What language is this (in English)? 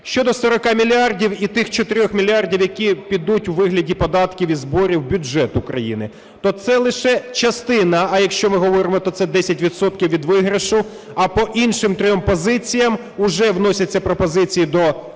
Ukrainian